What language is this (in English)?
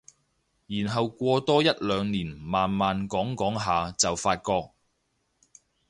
Cantonese